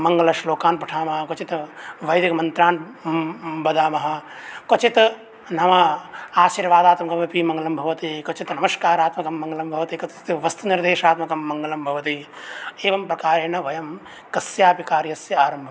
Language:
Sanskrit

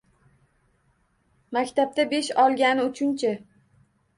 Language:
Uzbek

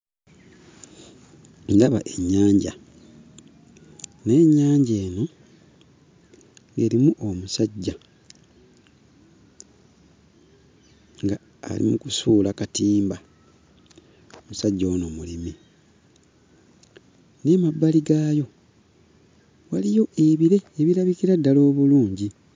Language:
Ganda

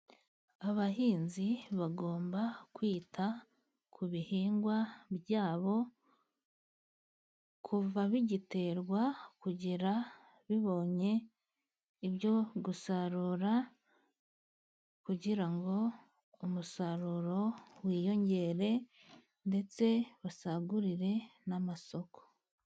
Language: Kinyarwanda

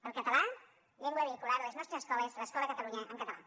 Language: Catalan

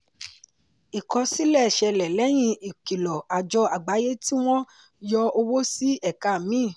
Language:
Yoruba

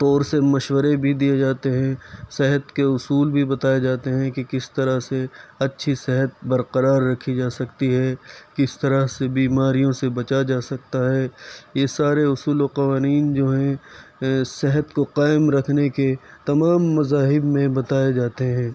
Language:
Urdu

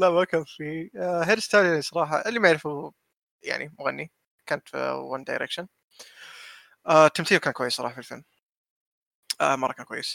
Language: Arabic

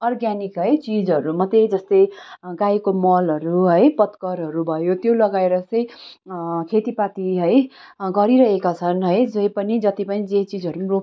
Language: Nepali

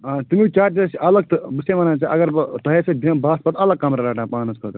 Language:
Kashmiri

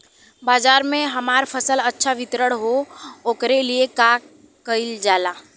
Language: Bhojpuri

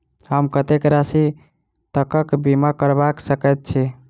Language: Maithili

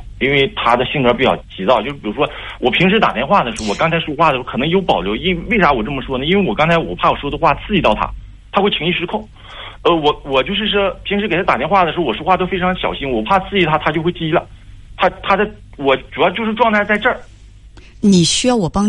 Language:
Chinese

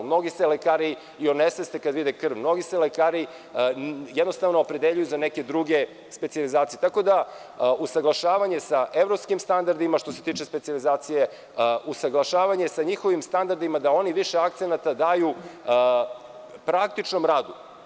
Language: Serbian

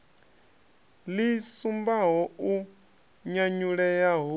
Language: Venda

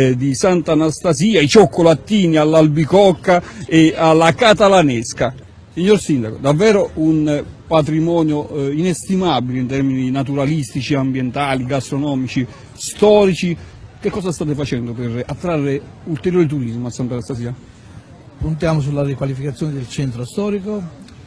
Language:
Italian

